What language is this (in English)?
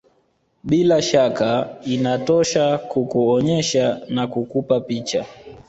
Swahili